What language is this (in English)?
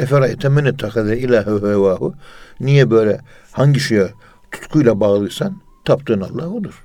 Turkish